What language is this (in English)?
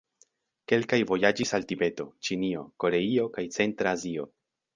Esperanto